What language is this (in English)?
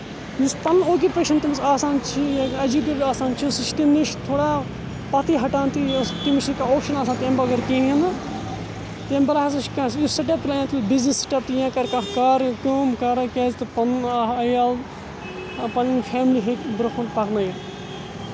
Kashmiri